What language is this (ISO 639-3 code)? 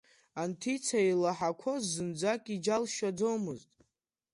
abk